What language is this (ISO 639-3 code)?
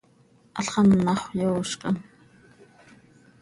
sei